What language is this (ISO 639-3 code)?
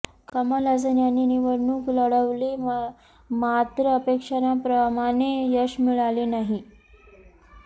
mar